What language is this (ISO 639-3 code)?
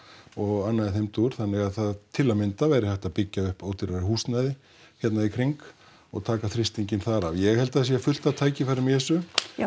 isl